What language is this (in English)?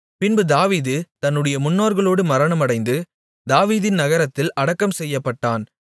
Tamil